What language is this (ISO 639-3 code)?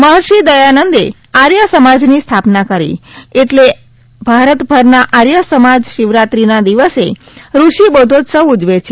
guj